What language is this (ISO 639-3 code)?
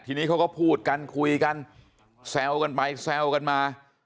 tha